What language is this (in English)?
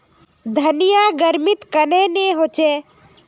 Magahi